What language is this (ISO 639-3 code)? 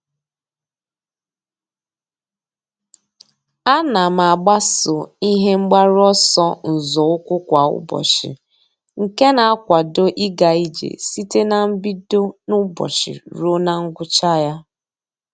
ibo